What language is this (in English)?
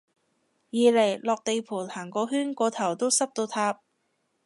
Cantonese